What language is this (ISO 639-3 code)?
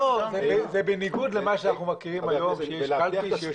heb